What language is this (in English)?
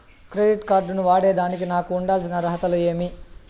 Telugu